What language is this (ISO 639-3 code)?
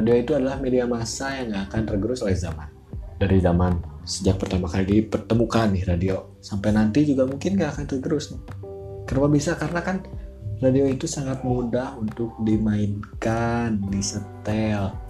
ind